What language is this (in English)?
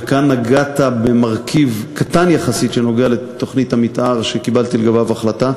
Hebrew